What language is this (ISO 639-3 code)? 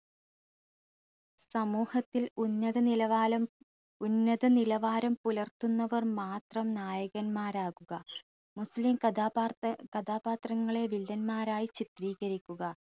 mal